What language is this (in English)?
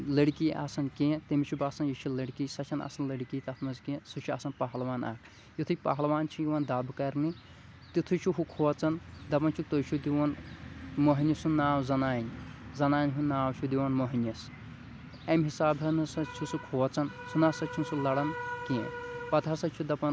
Kashmiri